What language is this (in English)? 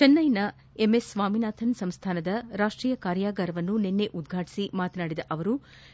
Kannada